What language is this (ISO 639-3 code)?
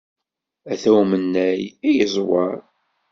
kab